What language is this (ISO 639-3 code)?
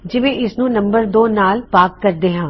pan